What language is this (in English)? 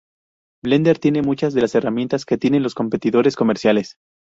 Spanish